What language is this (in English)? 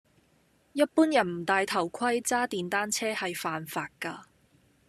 Cantonese